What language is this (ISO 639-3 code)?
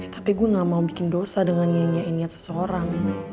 ind